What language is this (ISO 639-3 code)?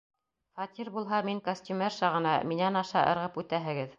bak